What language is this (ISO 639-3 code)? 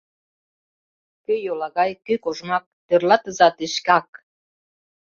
chm